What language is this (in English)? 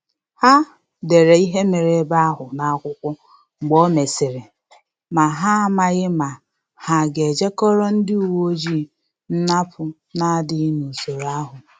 Igbo